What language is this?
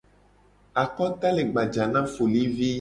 Gen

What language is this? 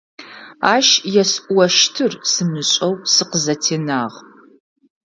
Adyghe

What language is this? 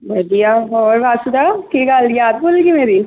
Punjabi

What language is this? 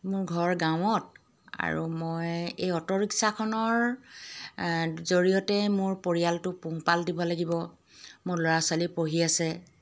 Assamese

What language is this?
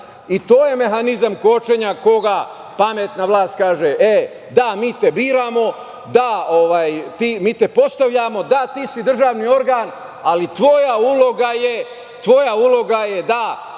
Serbian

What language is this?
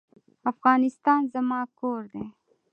Pashto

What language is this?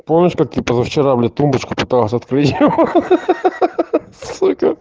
Russian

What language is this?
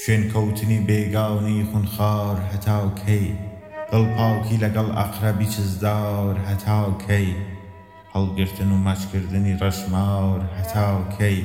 Persian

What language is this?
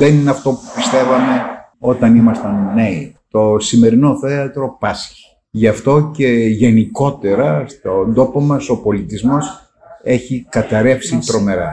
Greek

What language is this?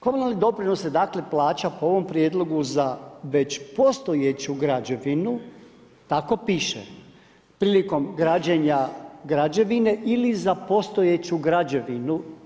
Croatian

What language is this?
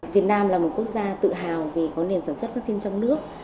Vietnamese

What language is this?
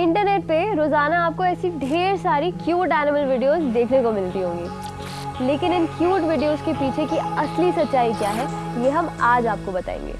Hindi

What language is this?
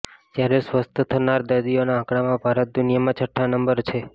Gujarati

